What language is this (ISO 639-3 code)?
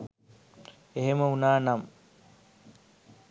sin